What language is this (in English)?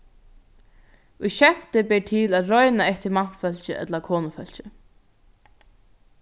Faroese